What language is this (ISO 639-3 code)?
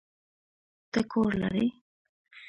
pus